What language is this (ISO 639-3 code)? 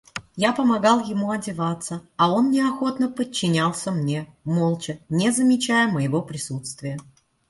rus